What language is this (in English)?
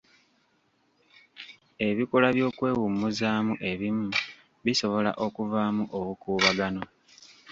Ganda